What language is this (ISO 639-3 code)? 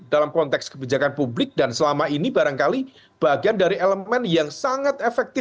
ind